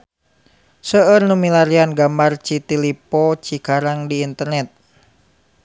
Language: Sundanese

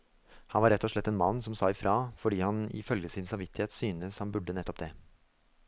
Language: Norwegian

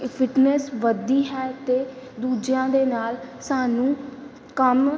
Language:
Punjabi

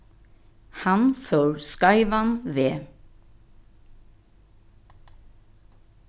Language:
Faroese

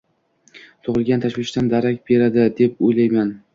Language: Uzbek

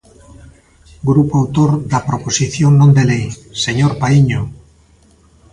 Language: Galician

